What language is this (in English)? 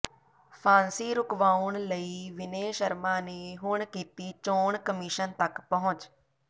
Punjabi